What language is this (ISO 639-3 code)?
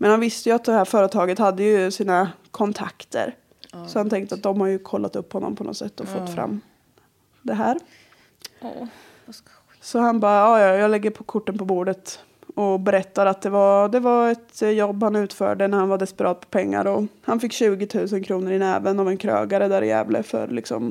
swe